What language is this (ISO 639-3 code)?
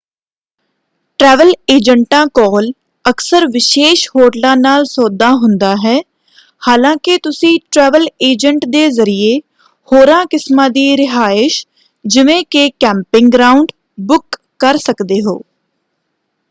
pan